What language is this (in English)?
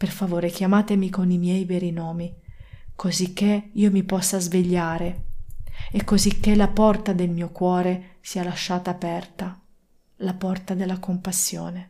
Italian